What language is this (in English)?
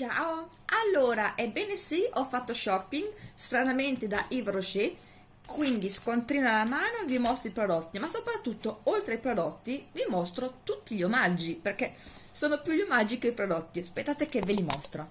Italian